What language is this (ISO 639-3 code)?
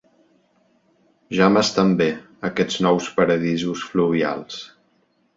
cat